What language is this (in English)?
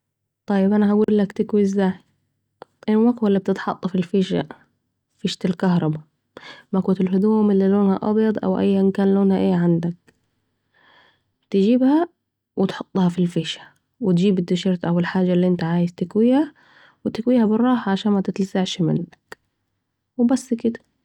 Saidi Arabic